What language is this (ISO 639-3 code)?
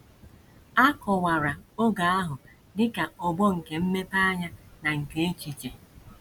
ibo